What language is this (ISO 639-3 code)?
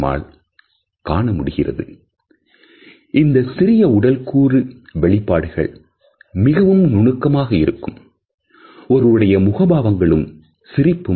tam